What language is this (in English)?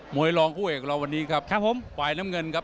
Thai